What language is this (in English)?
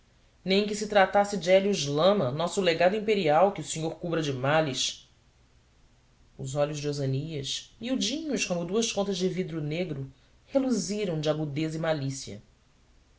Portuguese